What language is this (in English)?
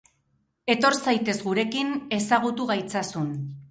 Basque